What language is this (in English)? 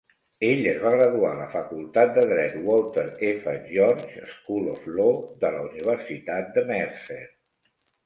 Catalan